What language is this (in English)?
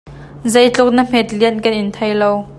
Hakha Chin